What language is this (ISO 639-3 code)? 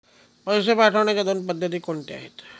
mar